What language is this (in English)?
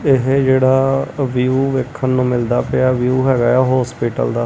Punjabi